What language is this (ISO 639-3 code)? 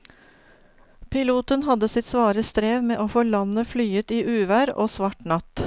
nor